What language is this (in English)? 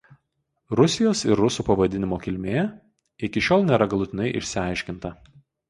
Lithuanian